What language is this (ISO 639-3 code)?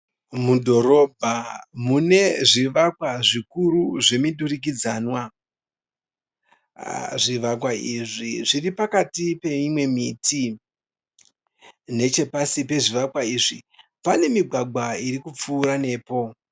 sna